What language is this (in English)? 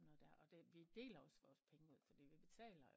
Danish